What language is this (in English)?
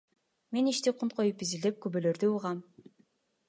Kyrgyz